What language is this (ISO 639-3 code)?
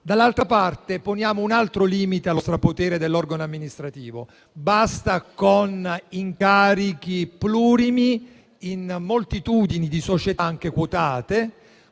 ita